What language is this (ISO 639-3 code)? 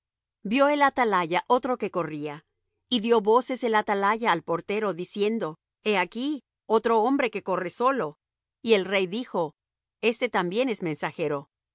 spa